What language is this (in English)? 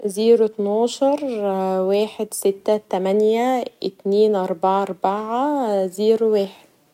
Egyptian Arabic